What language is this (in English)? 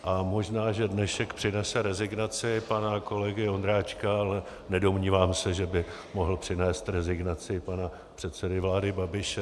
Czech